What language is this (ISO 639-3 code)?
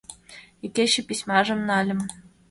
chm